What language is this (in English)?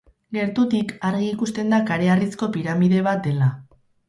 Basque